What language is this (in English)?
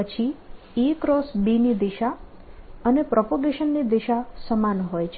Gujarati